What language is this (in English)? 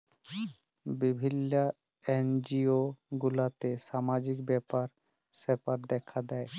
Bangla